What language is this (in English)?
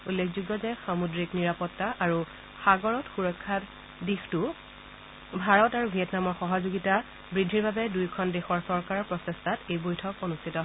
Assamese